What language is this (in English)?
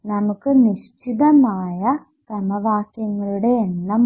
Malayalam